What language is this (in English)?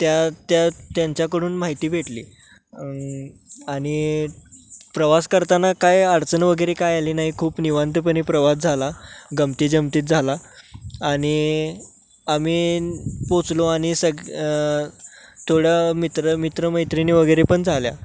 Marathi